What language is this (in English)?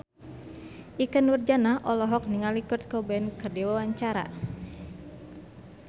Sundanese